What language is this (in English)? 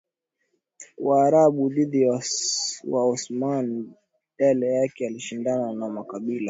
Swahili